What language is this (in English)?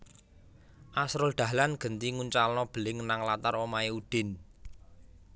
Javanese